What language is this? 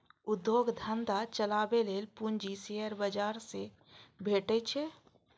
Maithili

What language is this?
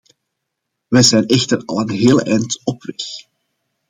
Dutch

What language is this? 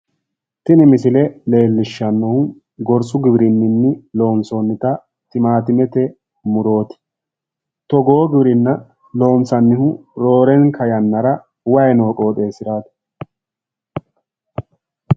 Sidamo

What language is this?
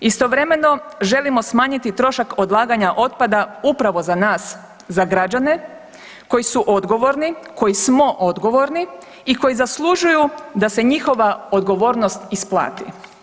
Croatian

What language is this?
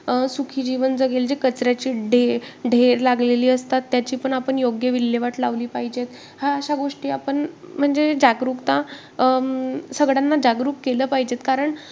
Marathi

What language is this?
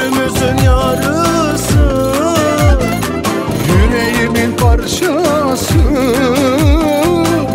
Arabic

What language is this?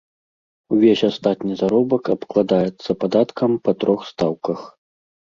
Belarusian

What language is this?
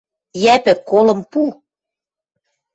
Western Mari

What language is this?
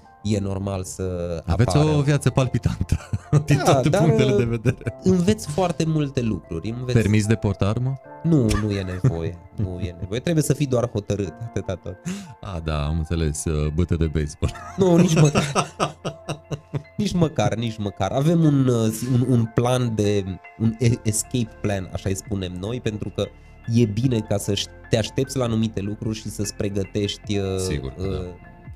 Romanian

